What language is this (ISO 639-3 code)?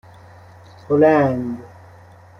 fas